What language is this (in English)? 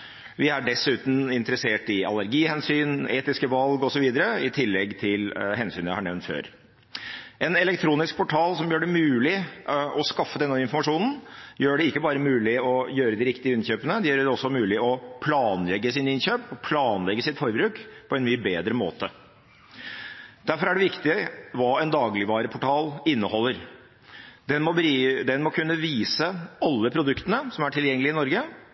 Norwegian Bokmål